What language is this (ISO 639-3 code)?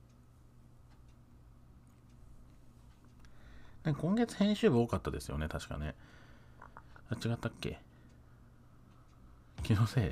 jpn